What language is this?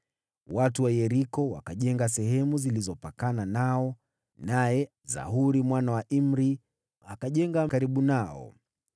Swahili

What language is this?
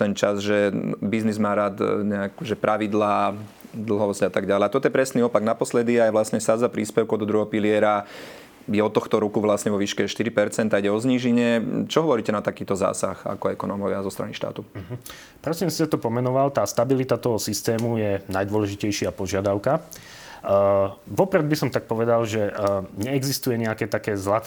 Slovak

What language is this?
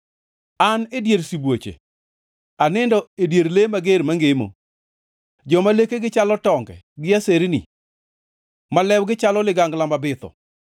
Luo (Kenya and Tanzania)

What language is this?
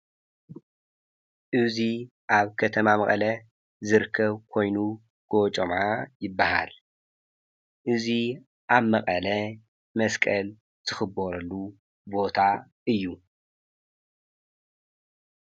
Tigrinya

